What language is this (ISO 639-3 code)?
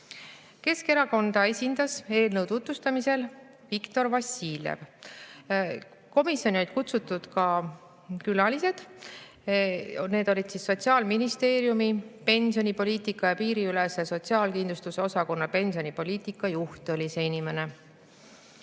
est